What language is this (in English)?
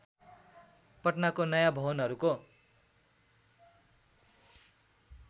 Nepali